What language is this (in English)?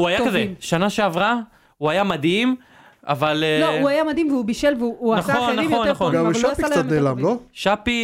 Hebrew